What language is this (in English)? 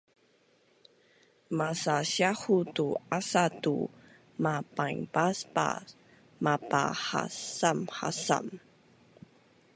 Bunun